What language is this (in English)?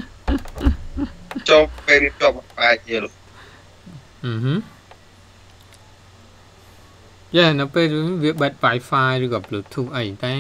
Thai